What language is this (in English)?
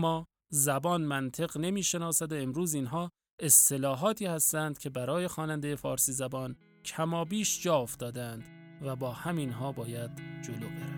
Persian